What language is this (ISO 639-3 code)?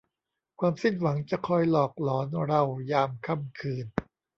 tha